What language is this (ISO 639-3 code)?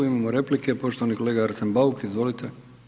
hrv